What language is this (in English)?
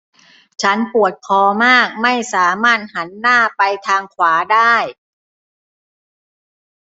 Thai